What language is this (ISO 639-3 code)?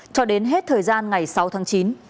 vie